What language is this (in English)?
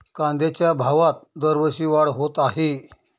Marathi